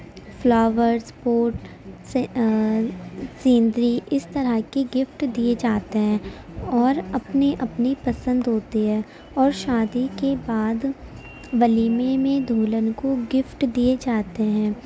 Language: Urdu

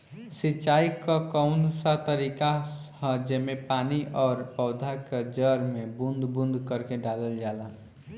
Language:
Bhojpuri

